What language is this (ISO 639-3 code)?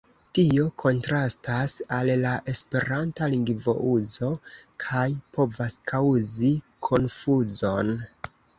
epo